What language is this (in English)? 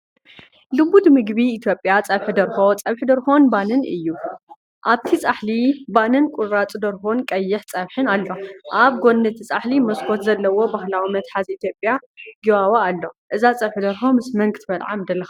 Tigrinya